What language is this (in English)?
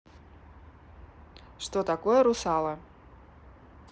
Russian